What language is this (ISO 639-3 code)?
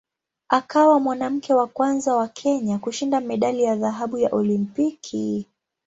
swa